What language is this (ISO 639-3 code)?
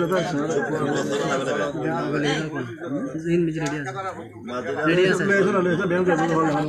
ara